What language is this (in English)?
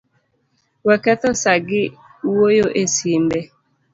Luo (Kenya and Tanzania)